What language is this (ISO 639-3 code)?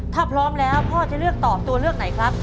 tha